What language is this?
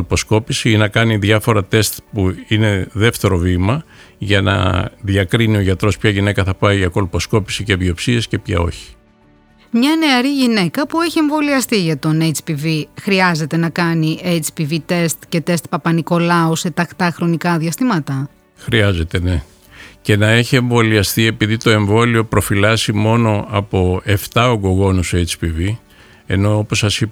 Greek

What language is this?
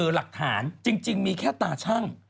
Thai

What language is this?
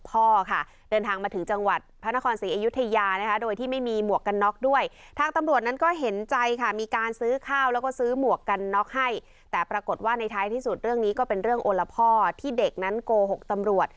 Thai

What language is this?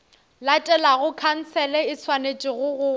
Northern Sotho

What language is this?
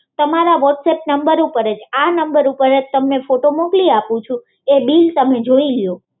Gujarati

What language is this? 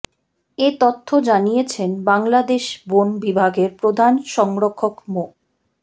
Bangla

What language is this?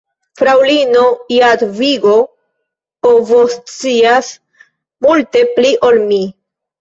Esperanto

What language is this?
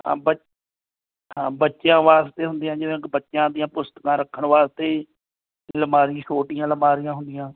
Punjabi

